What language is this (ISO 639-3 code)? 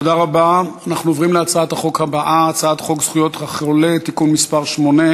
heb